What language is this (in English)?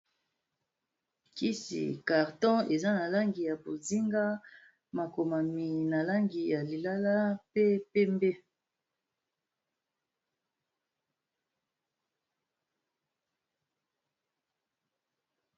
Lingala